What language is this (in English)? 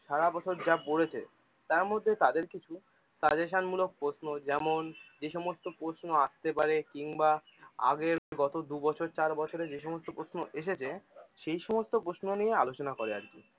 Bangla